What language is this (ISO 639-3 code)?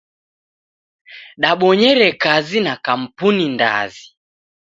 dav